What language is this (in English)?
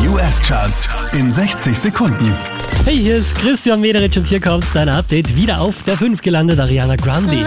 German